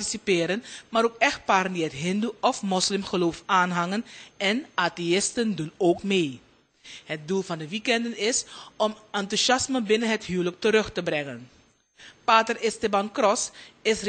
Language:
Dutch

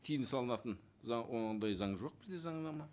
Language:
Kazakh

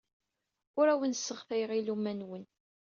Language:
Kabyle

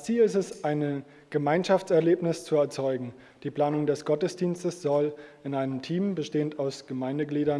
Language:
German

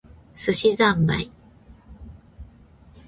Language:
Japanese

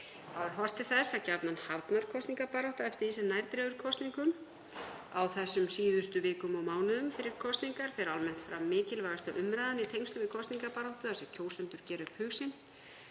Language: Icelandic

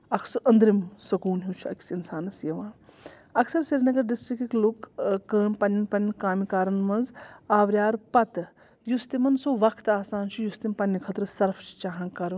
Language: Kashmiri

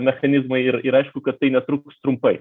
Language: Lithuanian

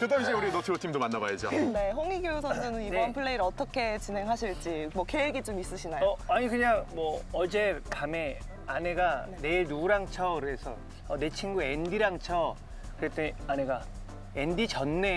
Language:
Korean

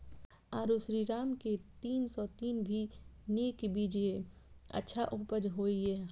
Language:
Maithili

